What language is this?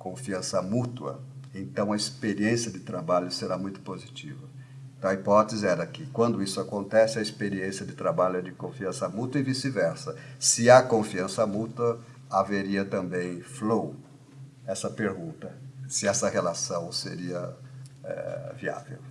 Portuguese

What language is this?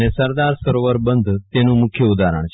Gujarati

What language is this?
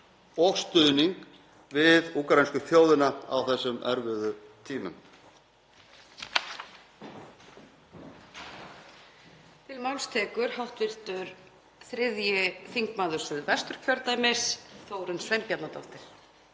Icelandic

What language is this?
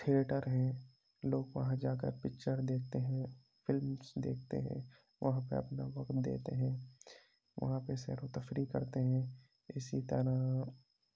Urdu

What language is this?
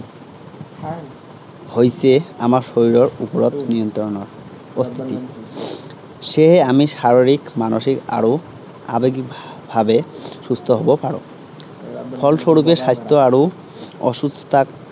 Assamese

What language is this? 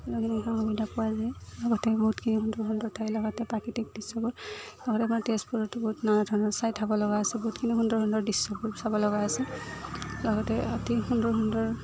Assamese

